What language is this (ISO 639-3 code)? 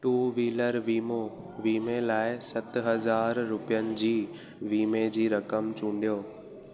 snd